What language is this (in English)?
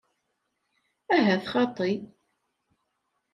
Kabyle